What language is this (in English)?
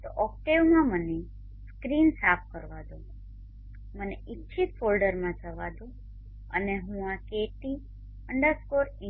Gujarati